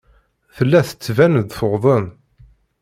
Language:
Kabyle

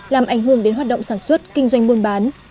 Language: Vietnamese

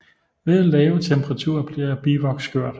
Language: Danish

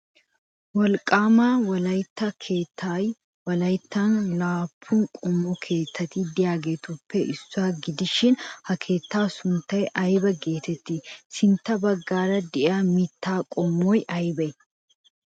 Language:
Wolaytta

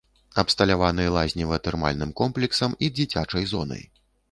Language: Belarusian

